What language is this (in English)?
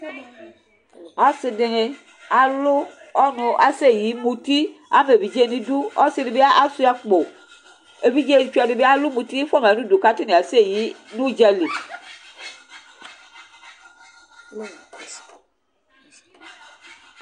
Ikposo